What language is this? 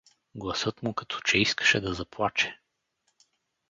Bulgarian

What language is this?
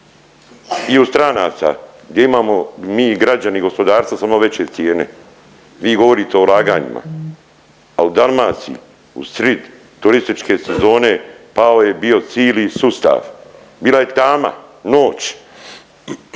Croatian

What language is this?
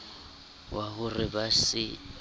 Southern Sotho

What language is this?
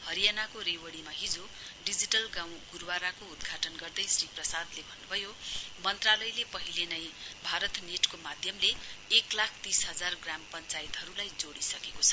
Nepali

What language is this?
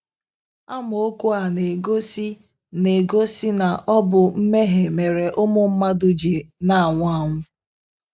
Igbo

